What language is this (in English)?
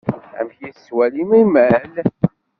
Kabyle